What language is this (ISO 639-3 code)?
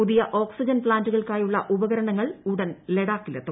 mal